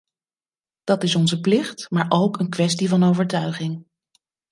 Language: Dutch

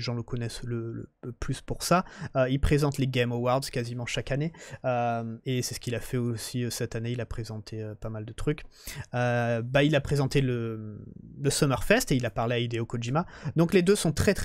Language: French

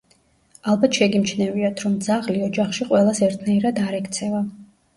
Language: Georgian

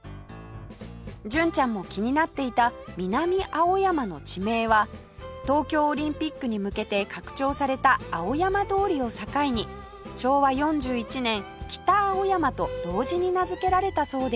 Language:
Japanese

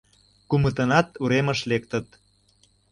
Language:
Mari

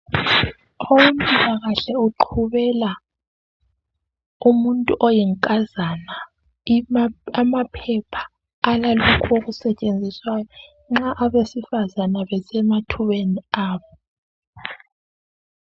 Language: North Ndebele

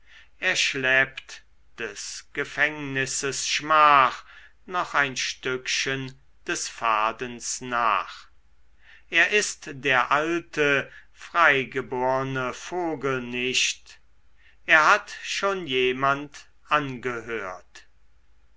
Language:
German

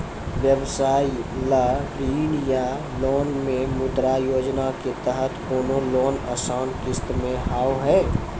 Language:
Maithili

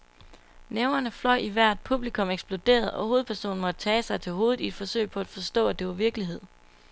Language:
Danish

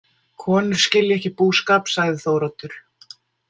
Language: Icelandic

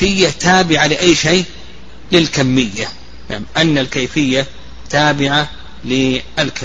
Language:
Arabic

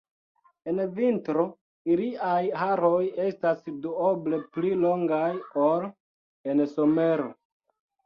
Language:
Esperanto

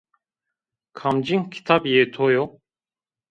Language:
Zaza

